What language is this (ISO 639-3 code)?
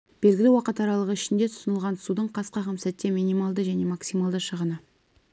kaz